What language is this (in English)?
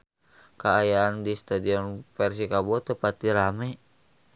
Sundanese